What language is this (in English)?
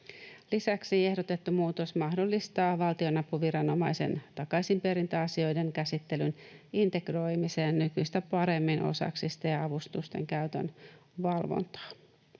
Finnish